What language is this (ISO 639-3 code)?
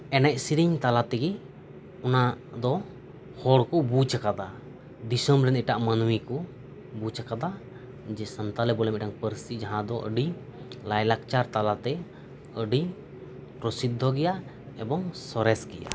sat